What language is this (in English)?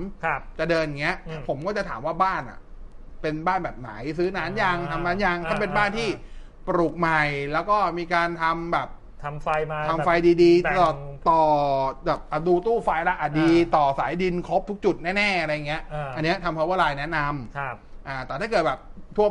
Thai